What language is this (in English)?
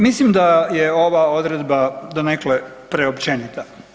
Croatian